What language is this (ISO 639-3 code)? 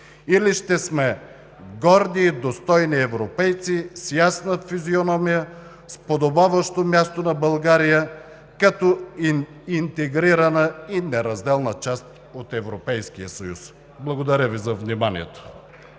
bul